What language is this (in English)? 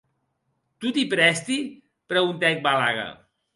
Occitan